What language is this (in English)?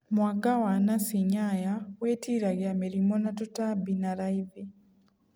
Kikuyu